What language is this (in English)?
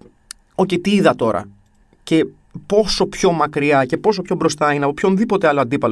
Greek